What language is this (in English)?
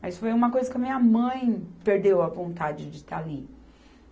Portuguese